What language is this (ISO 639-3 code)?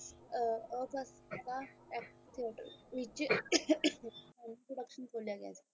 pan